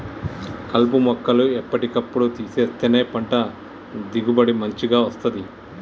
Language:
Telugu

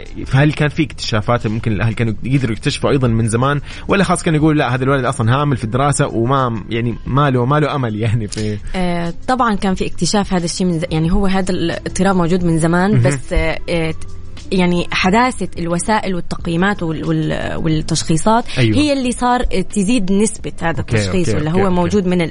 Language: Arabic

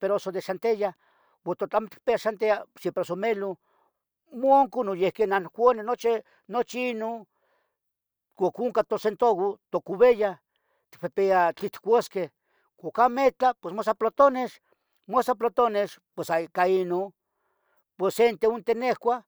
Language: Tetelcingo Nahuatl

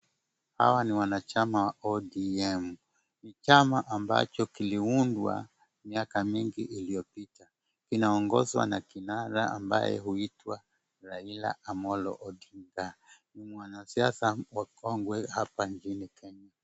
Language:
Swahili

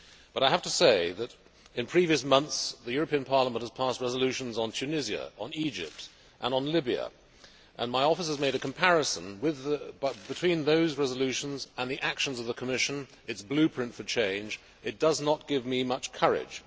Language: English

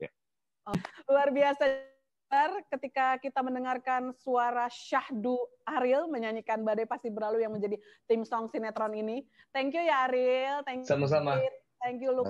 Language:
Indonesian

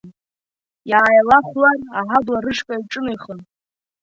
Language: Abkhazian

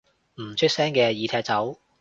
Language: Cantonese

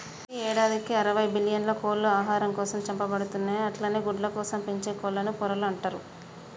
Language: Telugu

